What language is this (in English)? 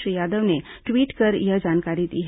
Hindi